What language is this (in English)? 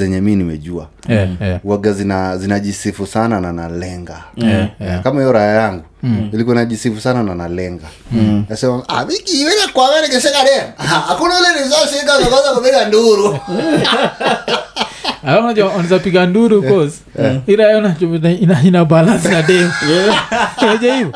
Swahili